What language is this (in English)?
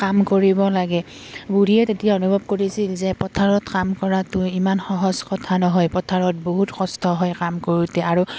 Assamese